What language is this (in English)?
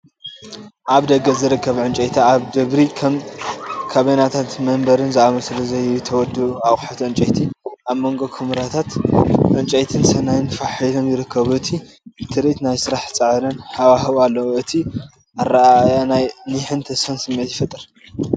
Tigrinya